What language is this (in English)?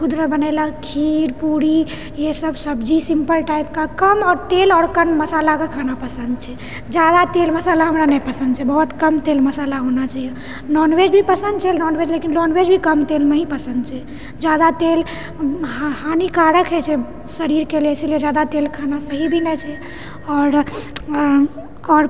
Maithili